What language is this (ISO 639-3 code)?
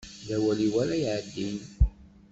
kab